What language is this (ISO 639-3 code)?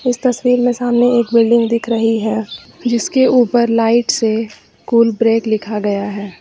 hin